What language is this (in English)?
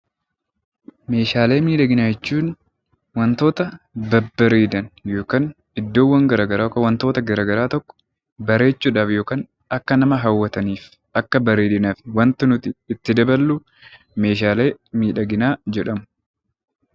Oromo